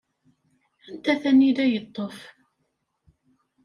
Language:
Kabyle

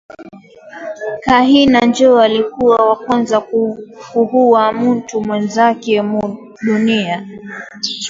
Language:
Swahili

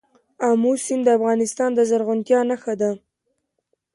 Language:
Pashto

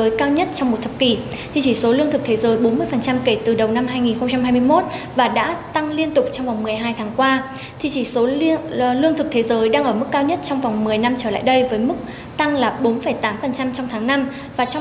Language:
Vietnamese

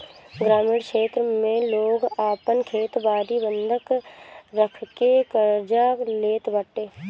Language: Bhojpuri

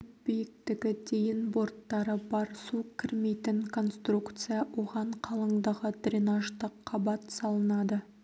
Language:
Kazakh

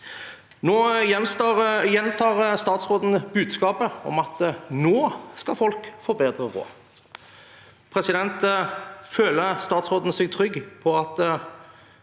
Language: Norwegian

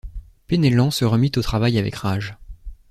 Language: French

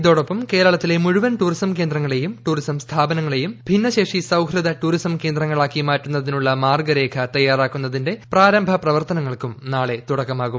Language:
Malayalam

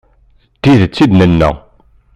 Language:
Kabyle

